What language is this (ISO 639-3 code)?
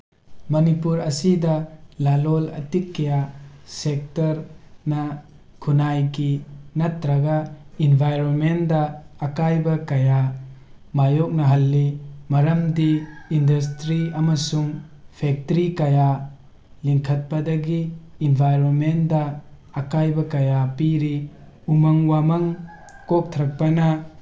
mni